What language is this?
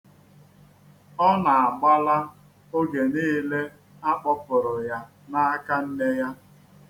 Igbo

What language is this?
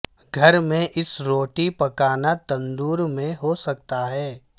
Urdu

